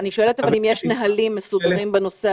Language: Hebrew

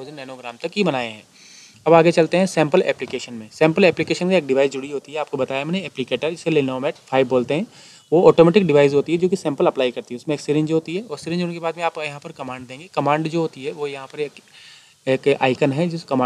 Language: Hindi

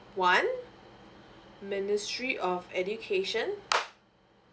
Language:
English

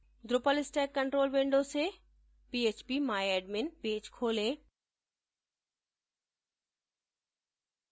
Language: Hindi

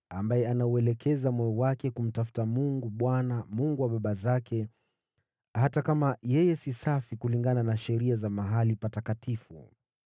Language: Swahili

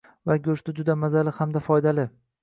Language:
Uzbek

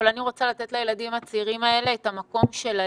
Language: Hebrew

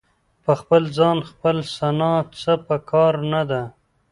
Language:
Pashto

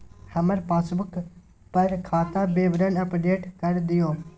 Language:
Maithili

